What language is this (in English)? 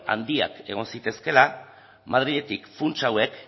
Basque